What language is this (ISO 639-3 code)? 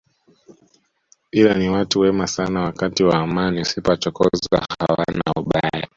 swa